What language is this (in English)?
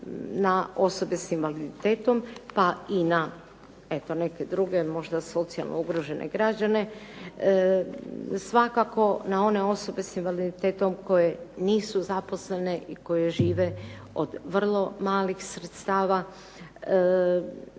Croatian